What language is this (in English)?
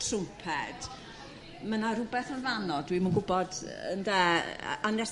Welsh